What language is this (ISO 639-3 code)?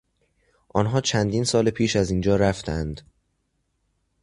fas